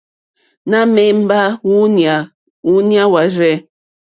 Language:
Mokpwe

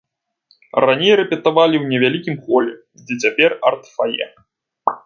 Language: Belarusian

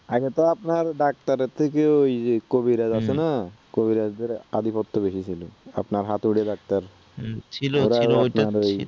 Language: Bangla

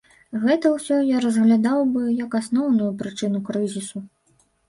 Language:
Belarusian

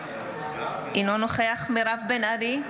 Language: Hebrew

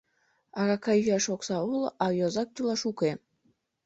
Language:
Mari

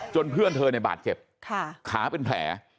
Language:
Thai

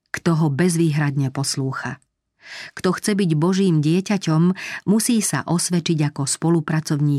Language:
Slovak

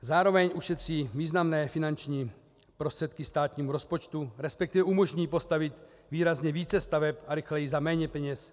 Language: Czech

